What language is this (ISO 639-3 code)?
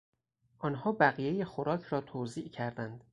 fas